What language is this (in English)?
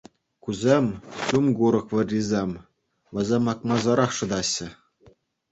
Chuvash